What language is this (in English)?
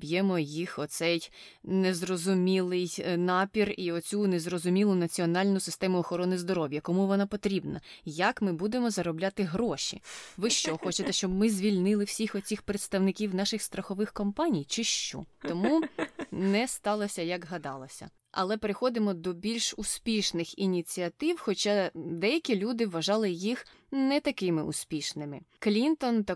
Ukrainian